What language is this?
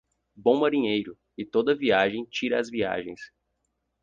Portuguese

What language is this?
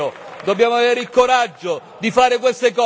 Italian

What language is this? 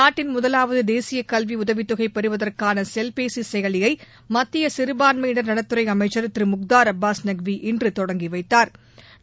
Tamil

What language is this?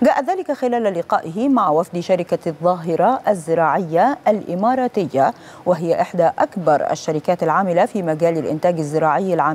Arabic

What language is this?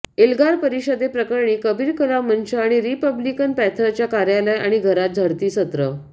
Marathi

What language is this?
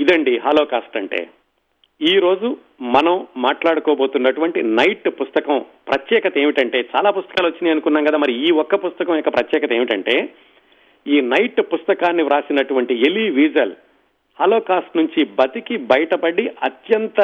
Telugu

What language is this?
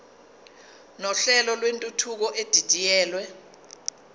Zulu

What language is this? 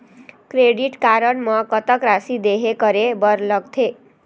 Chhattisgarhi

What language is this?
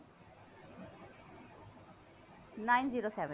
Punjabi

